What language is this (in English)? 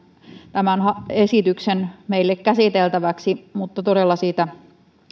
Finnish